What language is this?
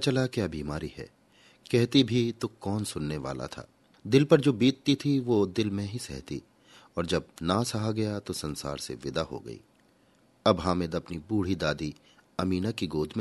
Hindi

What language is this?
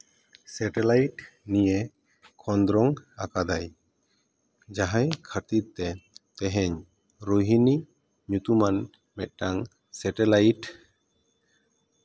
Santali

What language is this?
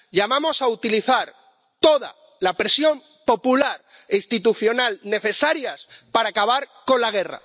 Spanish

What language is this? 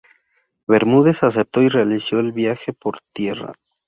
Spanish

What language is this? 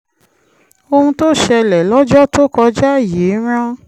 Yoruba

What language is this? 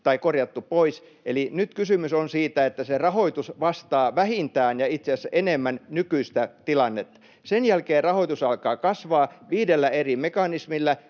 Finnish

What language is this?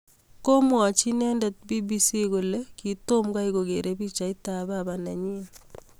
Kalenjin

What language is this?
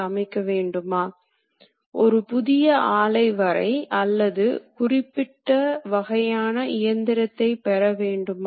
Tamil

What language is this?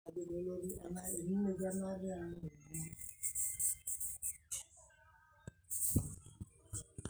Masai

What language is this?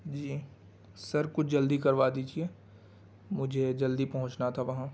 Urdu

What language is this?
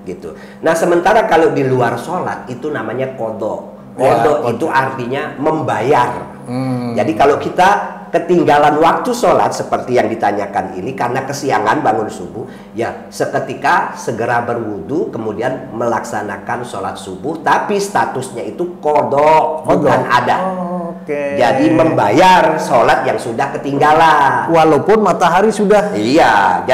Indonesian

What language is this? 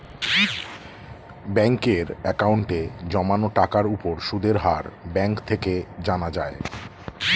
Bangla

